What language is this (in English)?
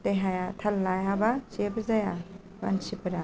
Bodo